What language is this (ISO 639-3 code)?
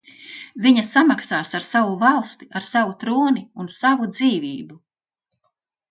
lav